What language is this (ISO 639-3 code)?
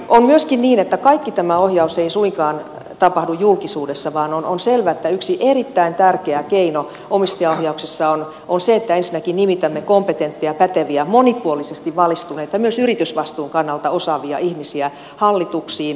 fin